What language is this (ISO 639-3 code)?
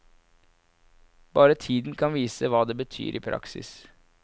nor